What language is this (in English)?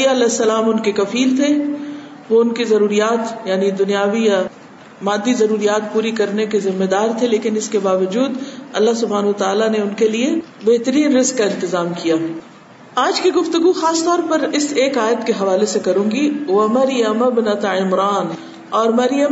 Urdu